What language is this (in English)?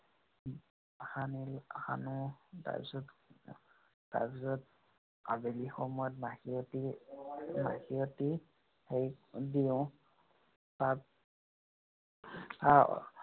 Assamese